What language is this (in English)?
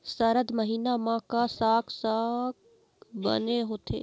Chhattisgarhi